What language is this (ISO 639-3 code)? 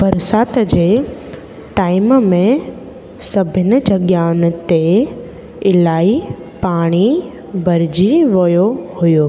snd